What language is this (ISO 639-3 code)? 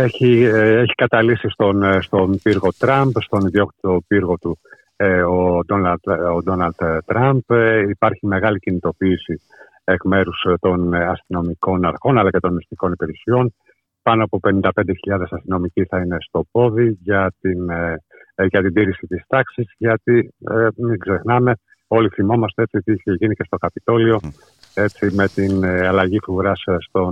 ell